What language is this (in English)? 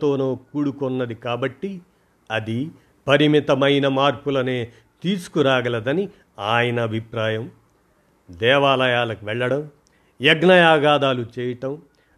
Telugu